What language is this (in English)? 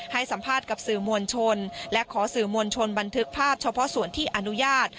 Thai